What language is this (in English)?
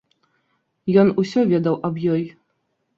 Belarusian